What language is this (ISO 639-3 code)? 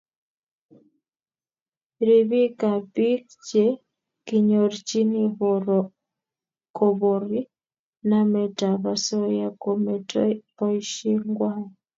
kln